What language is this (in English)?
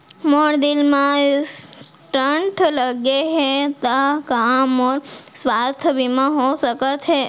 Chhattisgarhi